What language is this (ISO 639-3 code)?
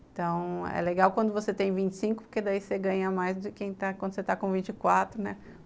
por